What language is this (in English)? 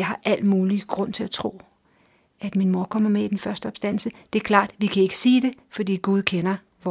Danish